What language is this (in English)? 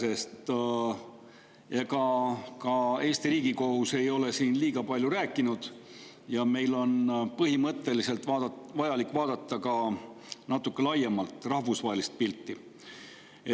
Estonian